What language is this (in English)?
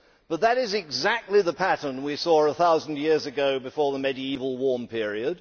English